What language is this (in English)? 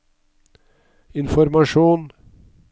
Norwegian